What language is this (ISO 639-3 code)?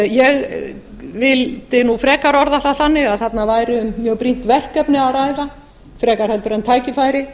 isl